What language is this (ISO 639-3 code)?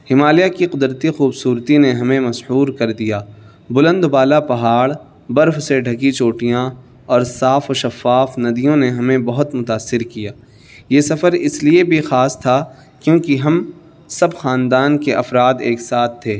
urd